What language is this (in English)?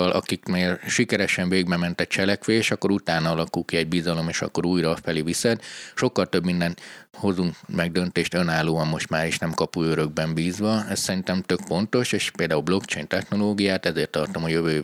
Hungarian